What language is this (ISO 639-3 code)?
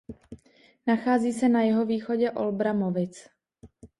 ces